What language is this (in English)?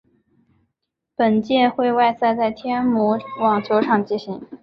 Chinese